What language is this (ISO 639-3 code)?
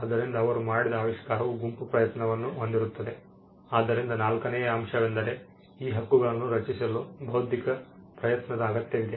kan